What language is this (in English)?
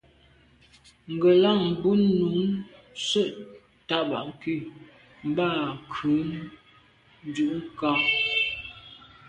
Medumba